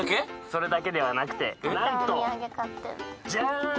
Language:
Japanese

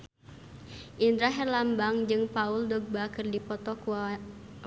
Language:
Sundanese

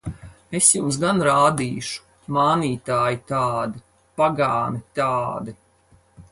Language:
Latvian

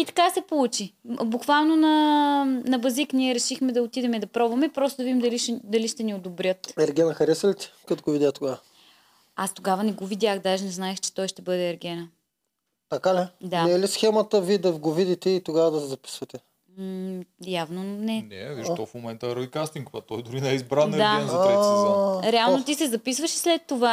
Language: Bulgarian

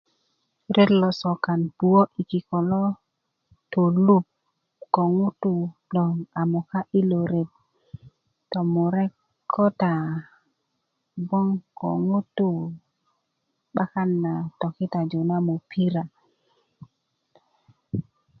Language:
Kuku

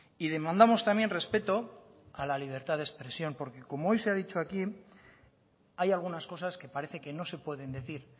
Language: Spanish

